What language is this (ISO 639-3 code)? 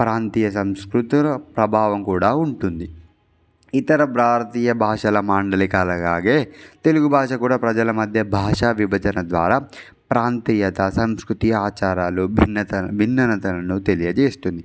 tel